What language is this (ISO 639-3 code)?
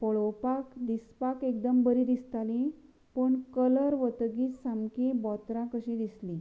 kok